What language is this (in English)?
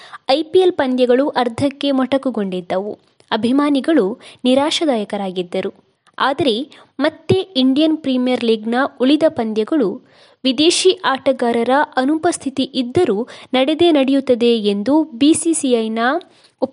Kannada